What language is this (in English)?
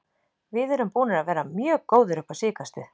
Icelandic